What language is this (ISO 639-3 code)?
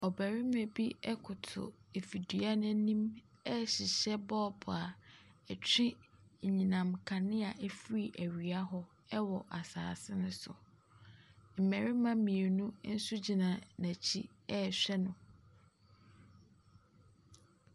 aka